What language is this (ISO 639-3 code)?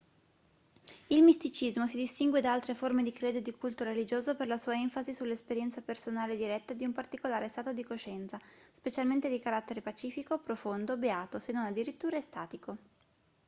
ita